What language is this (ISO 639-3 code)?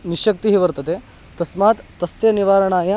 san